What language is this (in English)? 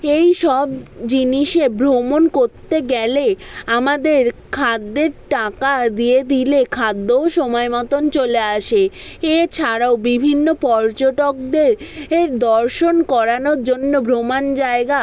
Bangla